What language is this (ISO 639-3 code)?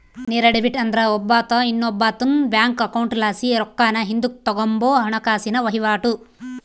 kan